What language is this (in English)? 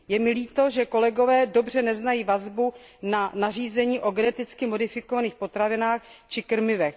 Czech